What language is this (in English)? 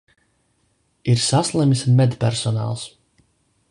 Latvian